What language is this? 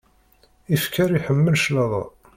Kabyle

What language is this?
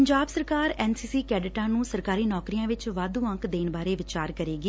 Punjabi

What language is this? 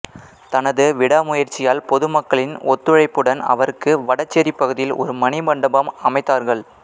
Tamil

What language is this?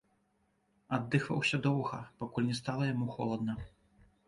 Belarusian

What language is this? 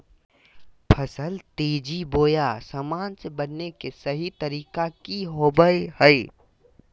Magahi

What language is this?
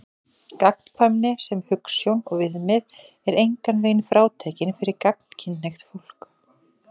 Icelandic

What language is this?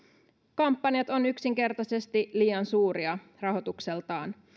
Finnish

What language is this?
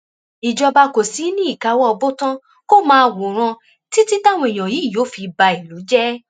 Yoruba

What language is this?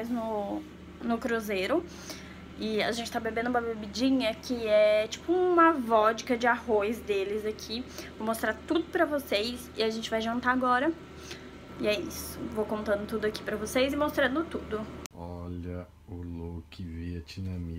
Portuguese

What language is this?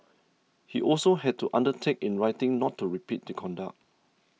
English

